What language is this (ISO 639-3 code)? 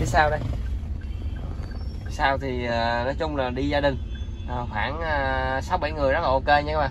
vie